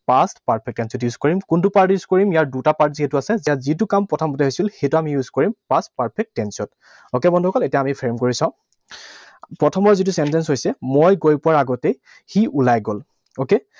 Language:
Assamese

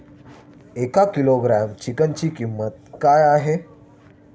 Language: Marathi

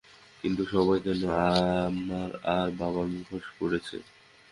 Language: Bangla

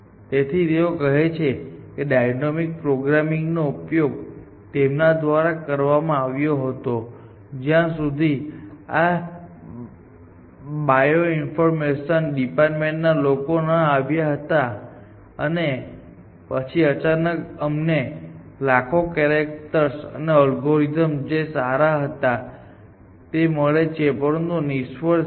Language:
Gujarati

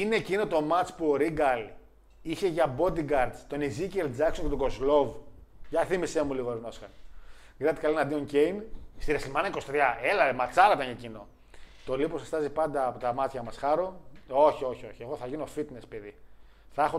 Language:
Greek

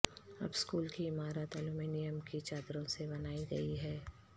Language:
Urdu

